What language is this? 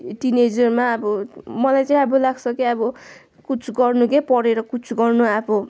Nepali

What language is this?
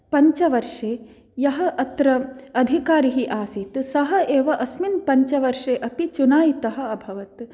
Sanskrit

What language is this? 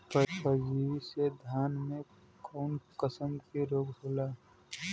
Bhojpuri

